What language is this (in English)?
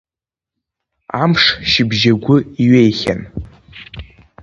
Abkhazian